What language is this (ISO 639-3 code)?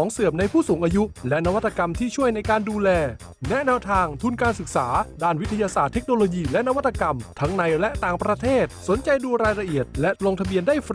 tha